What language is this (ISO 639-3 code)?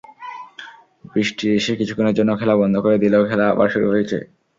ben